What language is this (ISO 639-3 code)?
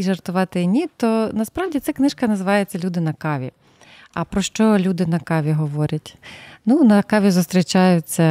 ukr